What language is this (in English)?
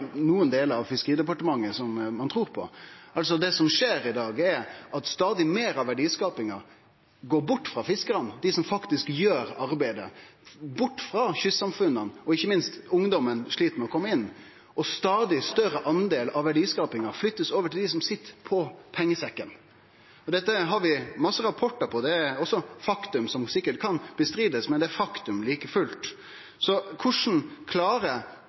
Norwegian Nynorsk